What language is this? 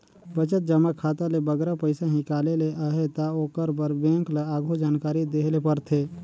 Chhattisgarhi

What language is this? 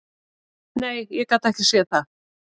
Icelandic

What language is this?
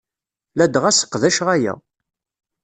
Kabyle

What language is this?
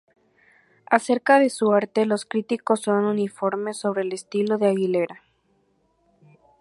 Spanish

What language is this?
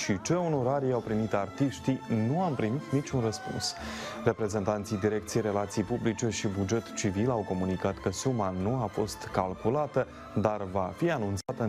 Romanian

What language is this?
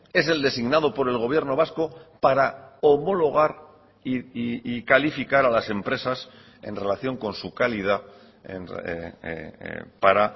Spanish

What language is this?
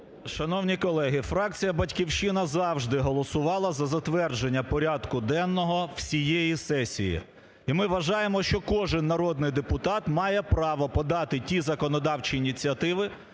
Ukrainian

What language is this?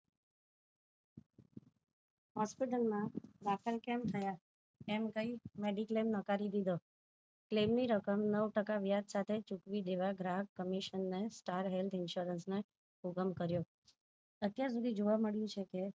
Gujarati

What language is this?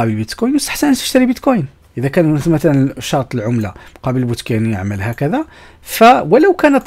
Arabic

